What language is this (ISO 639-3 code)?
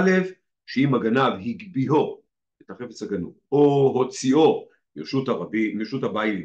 heb